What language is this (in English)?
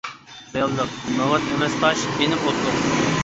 Uyghur